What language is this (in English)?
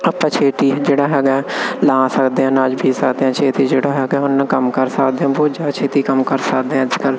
Punjabi